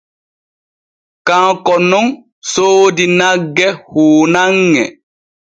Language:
Borgu Fulfulde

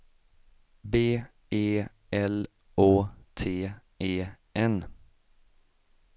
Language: Swedish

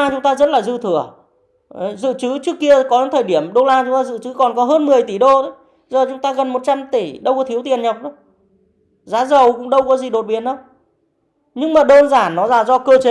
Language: Vietnamese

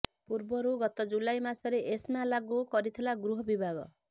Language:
Odia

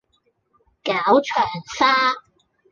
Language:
Cantonese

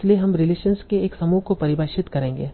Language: Hindi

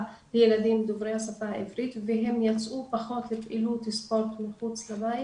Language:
Hebrew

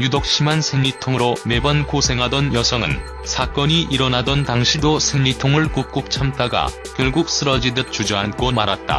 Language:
Korean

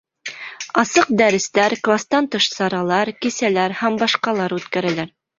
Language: Bashkir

